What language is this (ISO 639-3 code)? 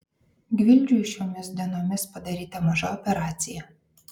lit